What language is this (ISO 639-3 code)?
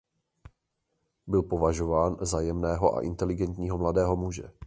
ces